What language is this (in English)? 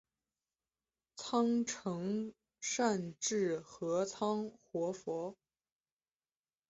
Chinese